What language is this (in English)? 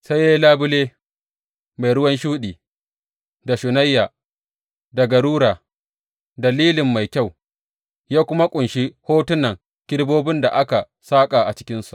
Hausa